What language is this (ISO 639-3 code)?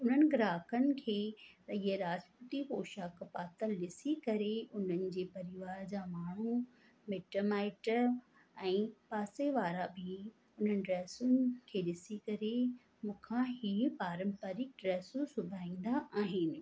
snd